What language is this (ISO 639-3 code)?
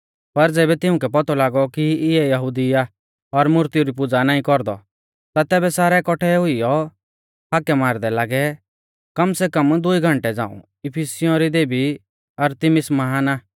bfz